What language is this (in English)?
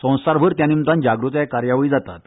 Konkani